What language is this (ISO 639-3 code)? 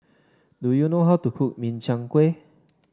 eng